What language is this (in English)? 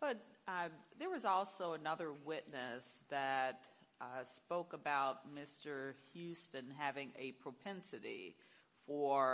English